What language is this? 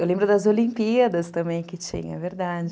Portuguese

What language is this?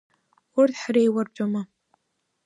Abkhazian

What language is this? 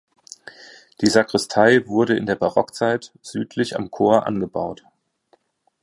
German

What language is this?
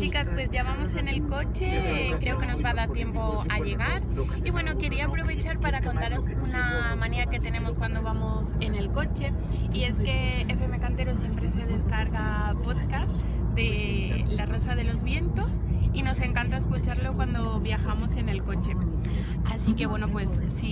Spanish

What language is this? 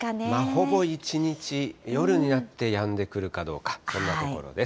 Japanese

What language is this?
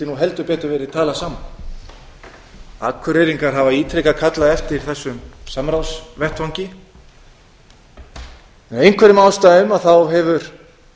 Icelandic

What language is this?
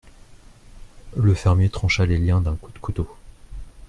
French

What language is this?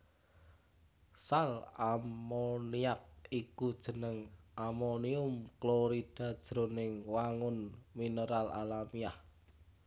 Javanese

